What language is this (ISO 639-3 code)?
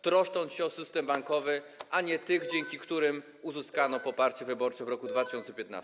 pol